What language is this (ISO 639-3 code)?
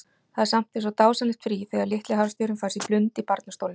isl